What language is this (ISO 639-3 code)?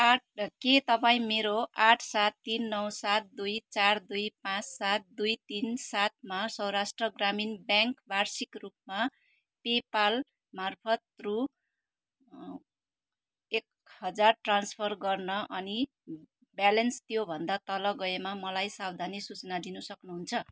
nep